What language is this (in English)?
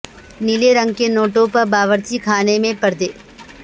Urdu